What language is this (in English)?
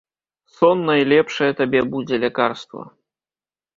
Belarusian